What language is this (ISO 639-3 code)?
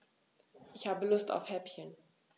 deu